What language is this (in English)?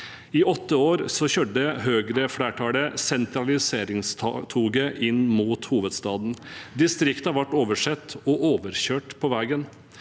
Norwegian